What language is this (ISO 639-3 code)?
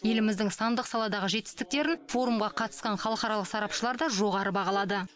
kaz